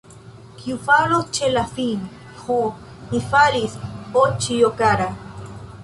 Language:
Esperanto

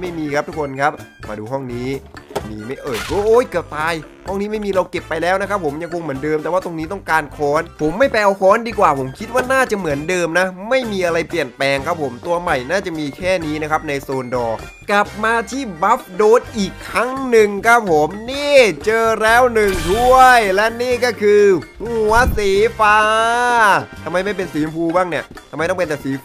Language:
Thai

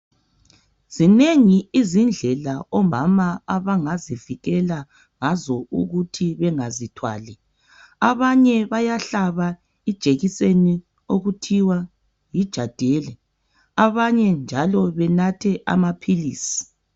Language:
North Ndebele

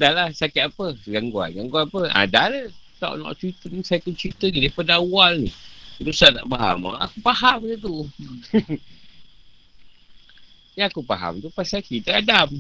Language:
Malay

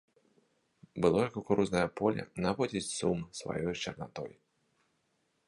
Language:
Belarusian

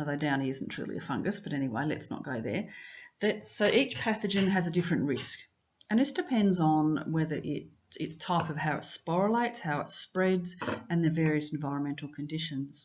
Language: English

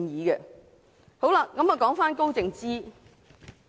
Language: Cantonese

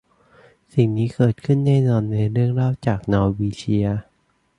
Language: Thai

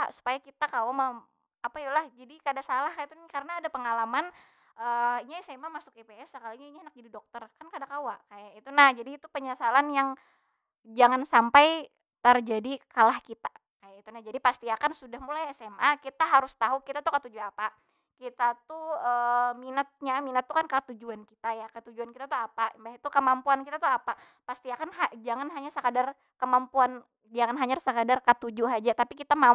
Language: Banjar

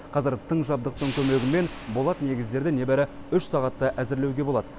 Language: Kazakh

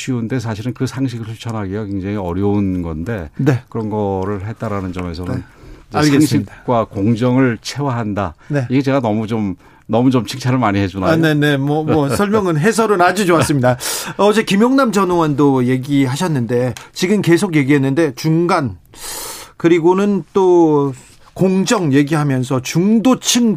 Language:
Korean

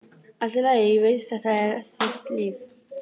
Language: Icelandic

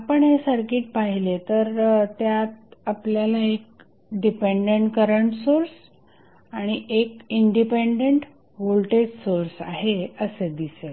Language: Marathi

